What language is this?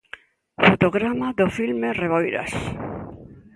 Galician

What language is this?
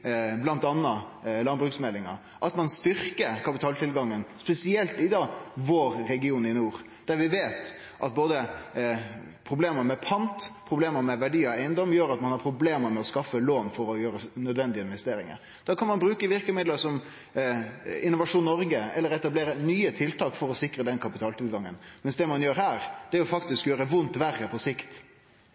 Norwegian Nynorsk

